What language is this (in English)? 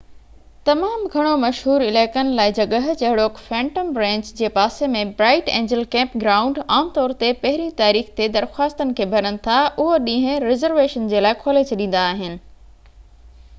Sindhi